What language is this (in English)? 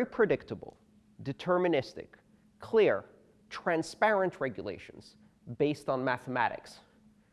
English